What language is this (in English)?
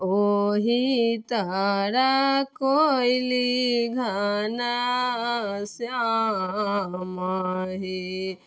Maithili